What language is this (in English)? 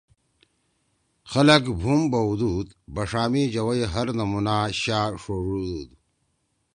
Torwali